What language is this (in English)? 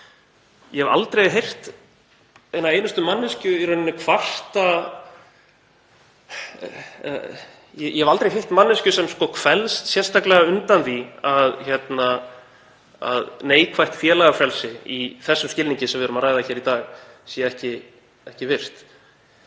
Icelandic